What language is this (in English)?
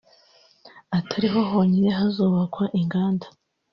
Kinyarwanda